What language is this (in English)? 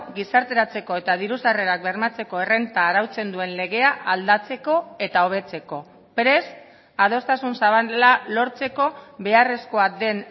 Basque